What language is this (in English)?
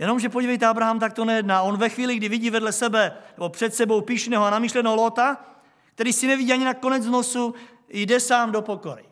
Czech